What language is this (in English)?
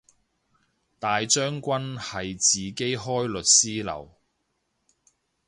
Cantonese